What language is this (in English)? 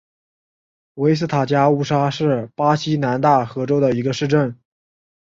Chinese